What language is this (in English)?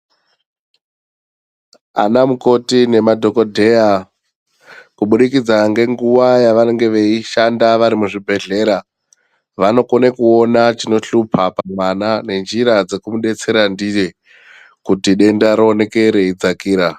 Ndau